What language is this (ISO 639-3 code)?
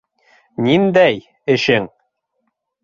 bak